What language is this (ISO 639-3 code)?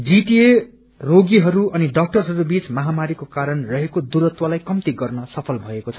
nep